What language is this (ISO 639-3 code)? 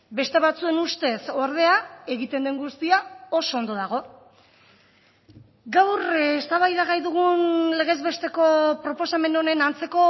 eus